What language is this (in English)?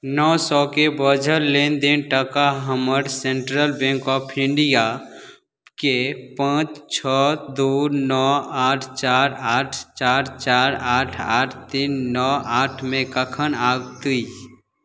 Maithili